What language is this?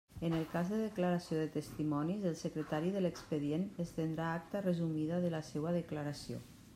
Catalan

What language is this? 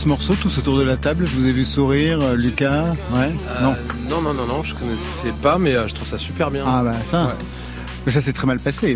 French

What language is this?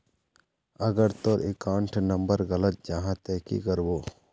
Magahi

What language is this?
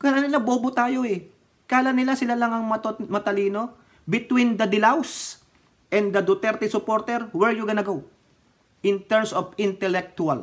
Filipino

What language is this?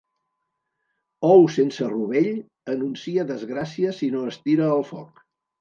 Catalan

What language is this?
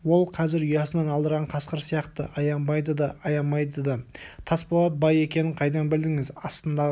Kazakh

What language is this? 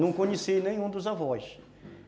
Portuguese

